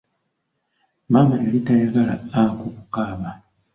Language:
Ganda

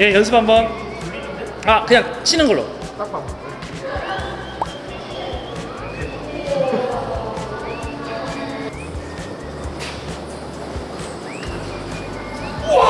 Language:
Korean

